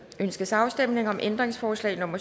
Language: Danish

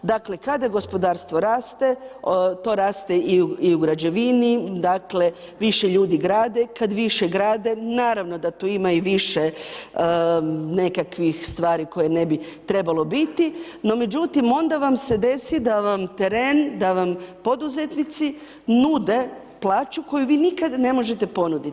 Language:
Croatian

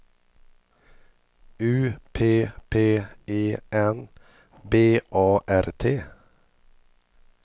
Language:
Swedish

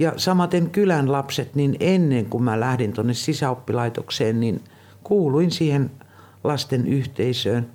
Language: Finnish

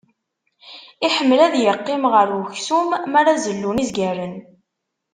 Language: Kabyle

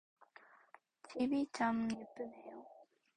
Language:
Korean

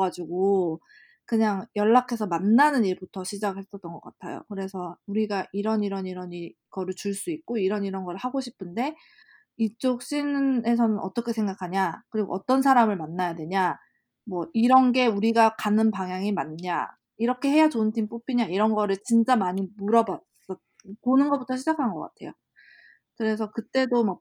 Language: Korean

